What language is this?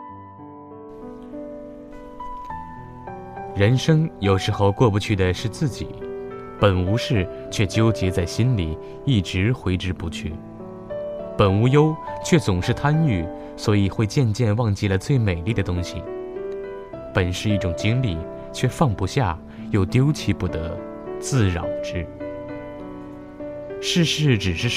Chinese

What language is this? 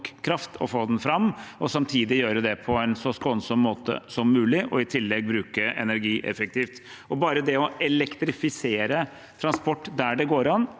Norwegian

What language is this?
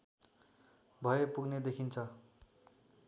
Nepali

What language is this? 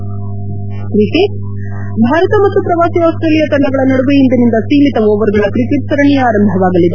Kannada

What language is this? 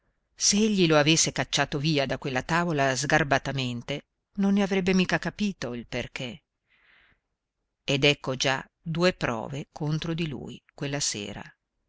Italian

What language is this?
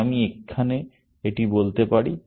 Bangla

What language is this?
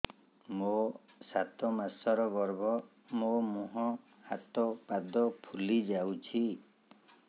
Odia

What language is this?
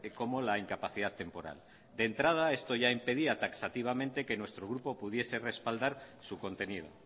Spanish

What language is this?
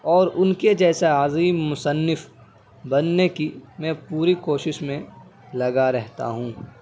Urdu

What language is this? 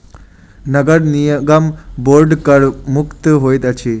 Maithili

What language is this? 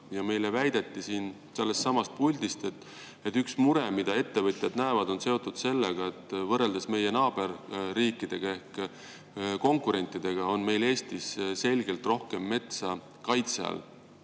Estonian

